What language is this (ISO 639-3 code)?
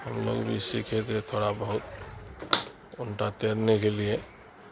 urd